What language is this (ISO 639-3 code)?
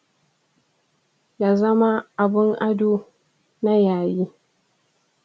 hau